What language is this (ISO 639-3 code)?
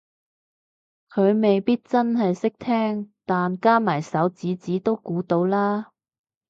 yue